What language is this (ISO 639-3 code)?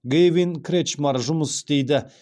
kaz